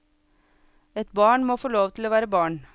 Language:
Norwegian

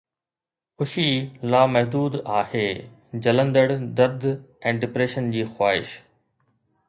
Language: Sindhi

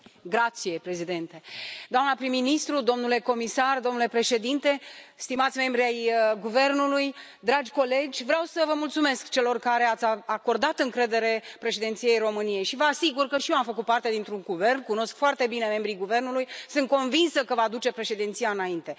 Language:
Romanian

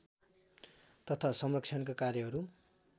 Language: Nepali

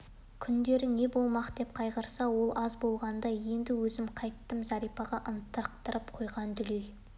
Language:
Kazakh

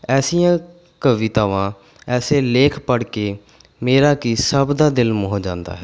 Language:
Punjabi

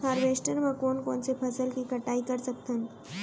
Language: Chhattisgarhi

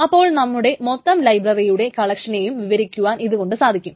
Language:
Malayalam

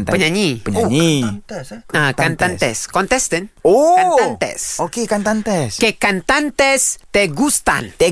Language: Malay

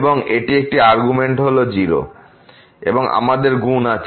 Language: Bangla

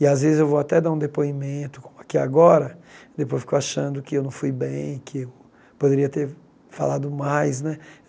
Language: Portuguese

